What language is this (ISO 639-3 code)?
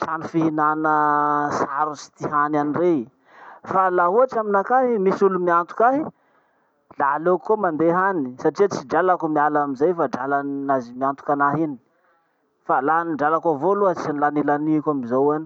msh